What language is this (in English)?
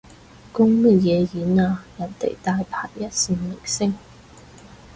Cantonese